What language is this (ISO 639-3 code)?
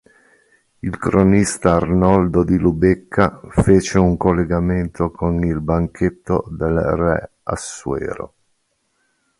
ita